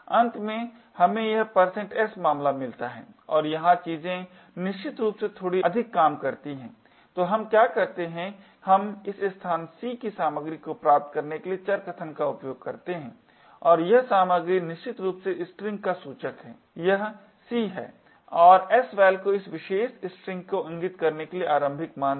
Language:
Hindi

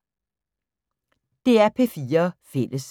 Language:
Danish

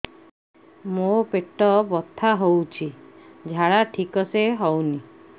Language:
Odia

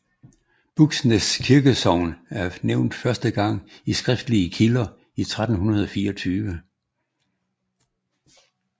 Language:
Danish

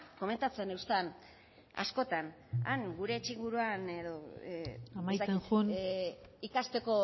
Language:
Basque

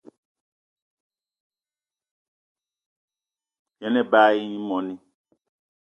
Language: Eton (Cameroon)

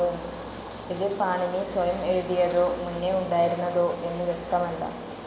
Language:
Malayalam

